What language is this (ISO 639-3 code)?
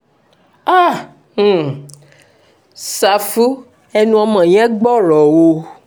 yor